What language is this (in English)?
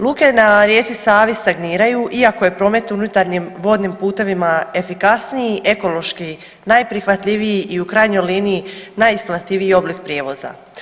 Croatian